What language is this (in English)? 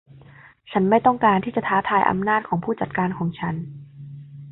Thai